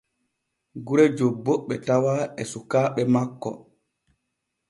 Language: Borgu Fulfulde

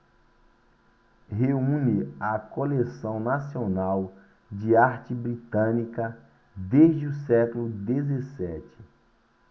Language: Portuguese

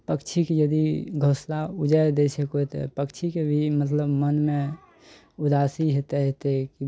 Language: Maithili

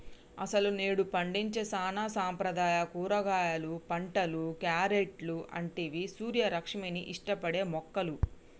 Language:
Telugu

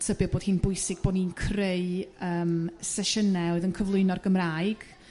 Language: Welsh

